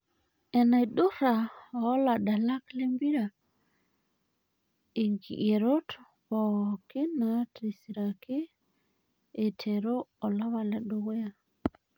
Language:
Masai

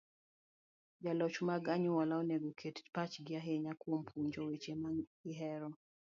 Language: Luo (Kenya and Tanzania)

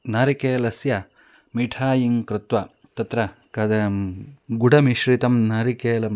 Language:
Sanskrit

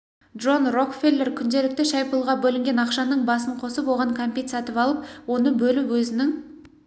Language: Kazakh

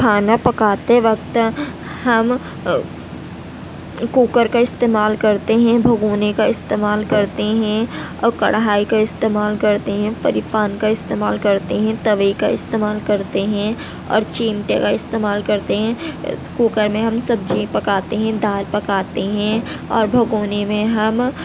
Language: Urdu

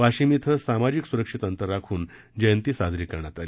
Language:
Marathi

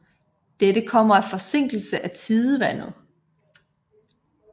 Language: Danish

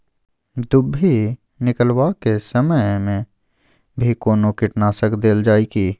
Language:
Maithili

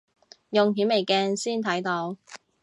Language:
Cantonese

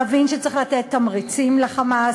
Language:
Hebrew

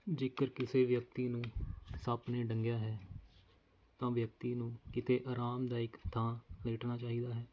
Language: Punjabi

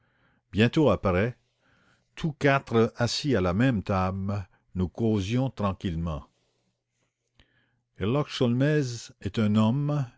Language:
French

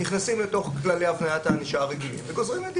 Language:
Hebrew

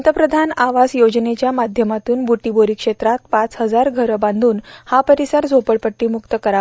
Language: Marathi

